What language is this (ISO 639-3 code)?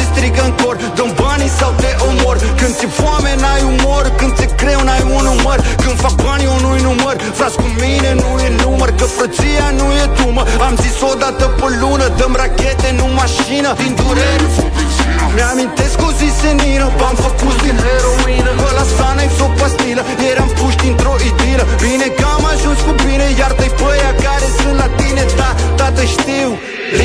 ron